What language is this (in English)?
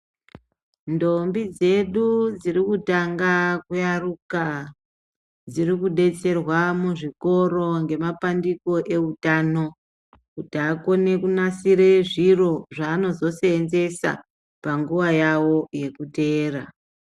Ndau